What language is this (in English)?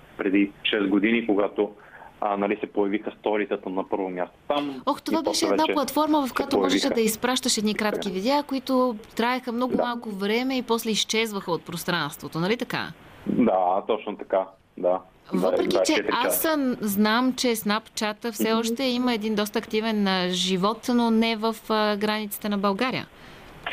Bulgarian